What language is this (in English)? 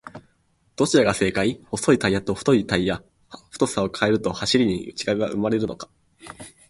Japanese